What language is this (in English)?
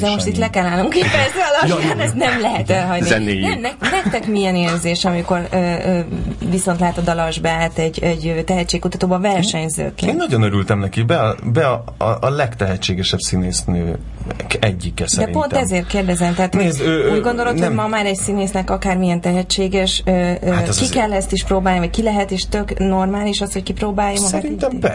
Hungarian